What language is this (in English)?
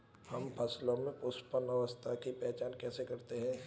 Hindi